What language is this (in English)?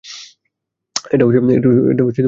Bangla